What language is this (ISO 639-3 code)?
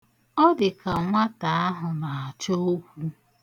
ibo